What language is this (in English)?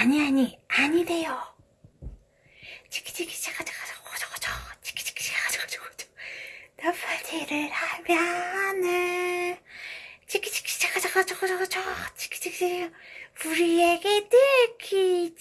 Korean